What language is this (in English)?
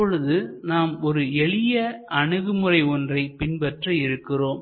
Tamil